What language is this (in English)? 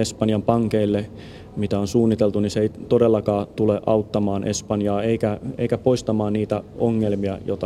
Finnish